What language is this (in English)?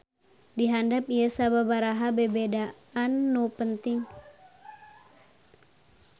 Sundanese